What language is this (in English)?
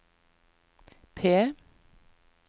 Norwegian